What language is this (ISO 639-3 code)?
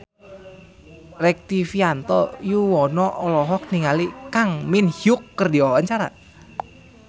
sun